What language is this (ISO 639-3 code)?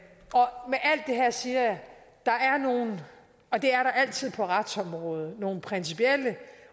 dan